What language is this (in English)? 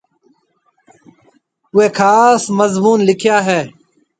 Marwari (Pakistan)